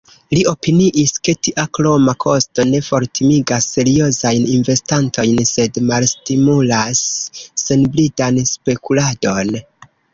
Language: Esperanto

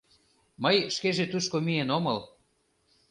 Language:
Mari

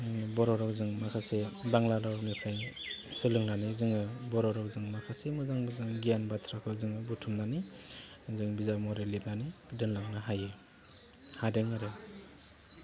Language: Bodo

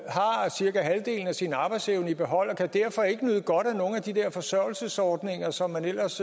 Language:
Danish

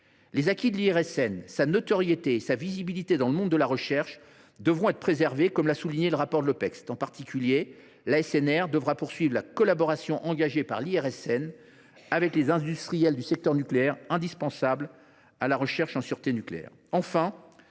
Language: French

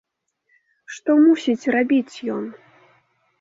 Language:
Belarusian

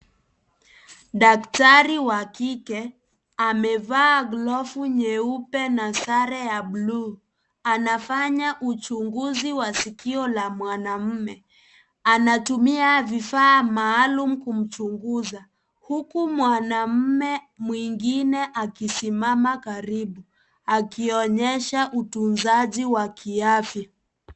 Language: Swahili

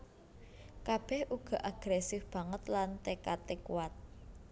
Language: Javanese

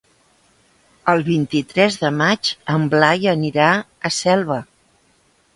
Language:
Catalan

